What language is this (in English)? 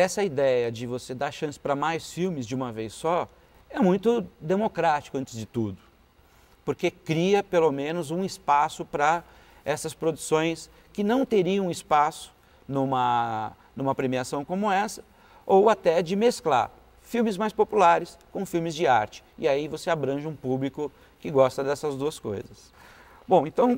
Portuguese